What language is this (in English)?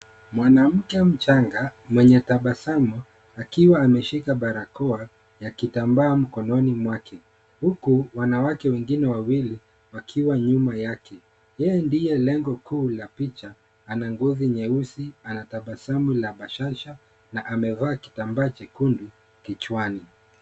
Swahili